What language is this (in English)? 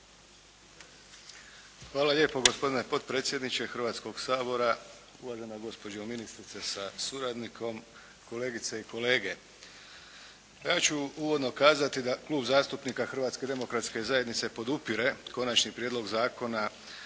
Croatian